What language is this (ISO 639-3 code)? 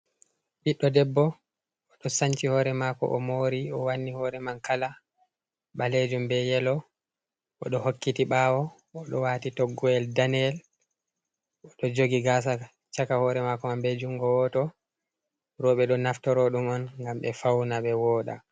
ful